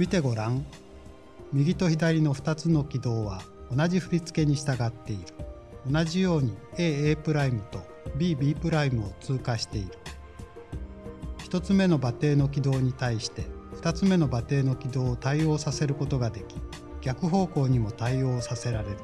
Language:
Japanese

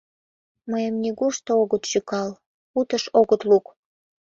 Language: Mari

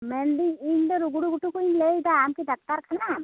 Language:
Santali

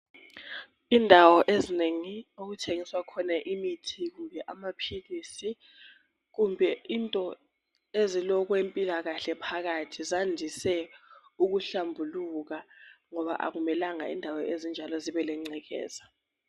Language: North Ndebele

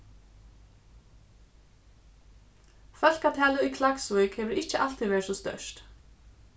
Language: Faroese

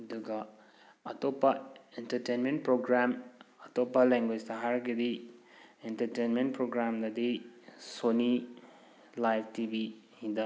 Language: Manipuri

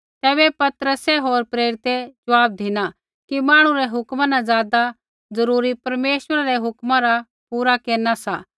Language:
Kullu Pahari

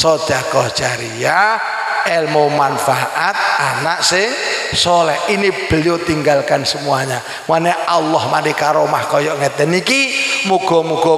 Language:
Indonesian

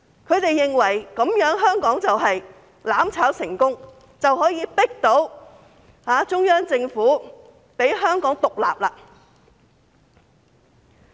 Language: Cantonese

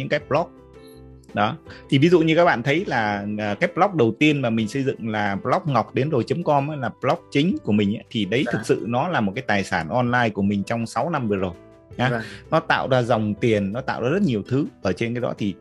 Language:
Vietnamese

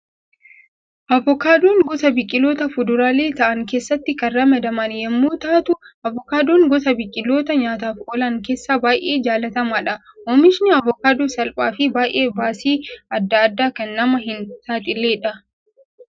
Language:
Oromo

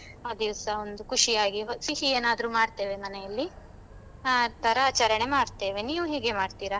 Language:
Kannada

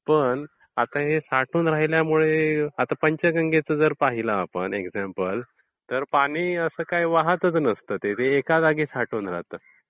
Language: Marathi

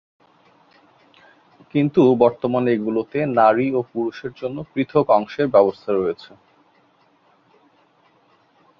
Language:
Bangla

